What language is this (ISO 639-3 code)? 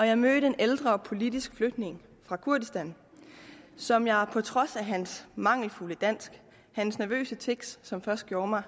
dan